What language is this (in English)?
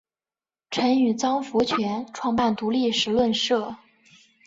Chinese